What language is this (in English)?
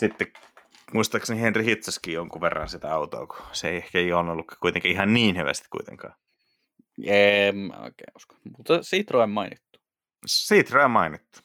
Finnish